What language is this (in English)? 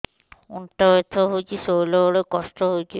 Odia